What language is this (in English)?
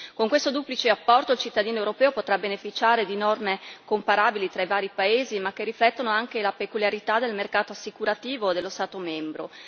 Italian